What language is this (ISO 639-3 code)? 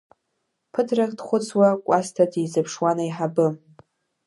abk